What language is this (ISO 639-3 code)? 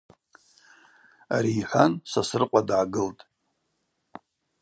abq